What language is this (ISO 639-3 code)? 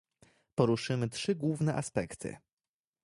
pol